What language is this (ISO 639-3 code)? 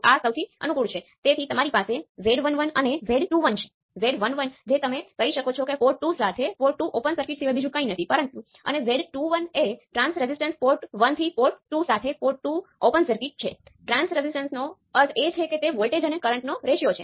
guj